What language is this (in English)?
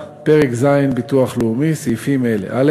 Hebrew